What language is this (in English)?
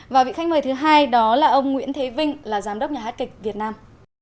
Vietnamese